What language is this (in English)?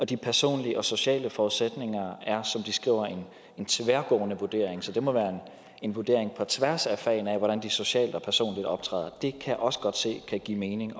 Danish